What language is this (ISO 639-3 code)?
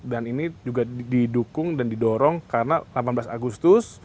ind